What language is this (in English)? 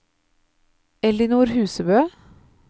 Norwegian